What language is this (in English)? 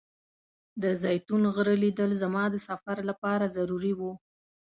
Pashto